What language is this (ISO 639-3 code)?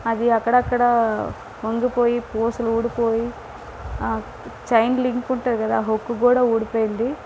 tel